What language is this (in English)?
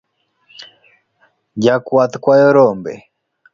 Luo (Kenya and Tanzania)